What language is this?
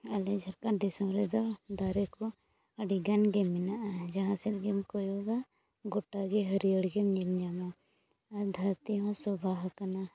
Santali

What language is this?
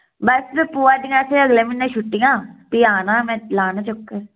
Dogri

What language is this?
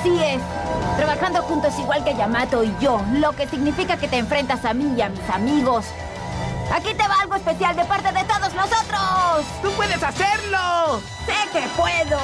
Spanish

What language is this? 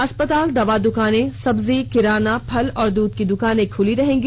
Hindi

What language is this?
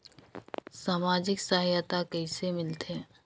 Chhattisgarhi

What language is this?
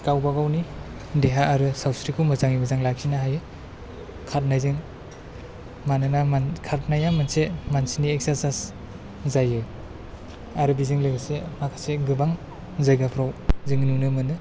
Bodo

